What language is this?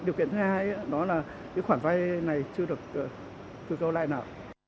Vietnamese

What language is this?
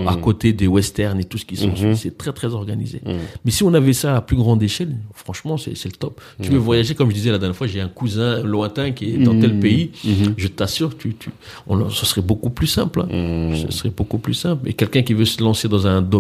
French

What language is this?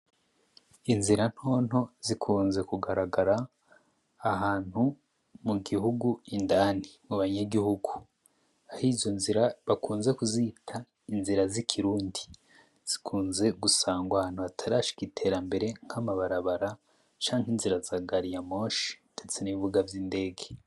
Rundi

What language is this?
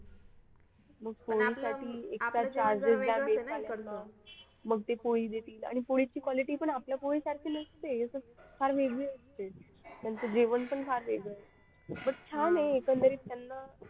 Marathi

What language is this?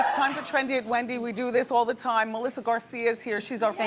English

